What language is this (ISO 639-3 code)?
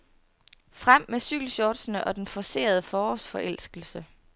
dan